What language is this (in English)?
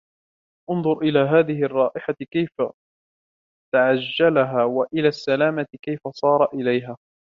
Arabic